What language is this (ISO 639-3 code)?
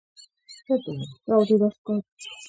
kat